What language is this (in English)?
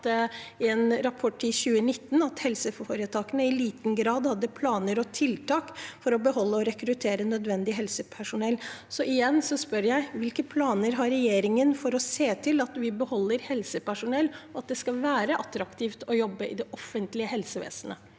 Norwegian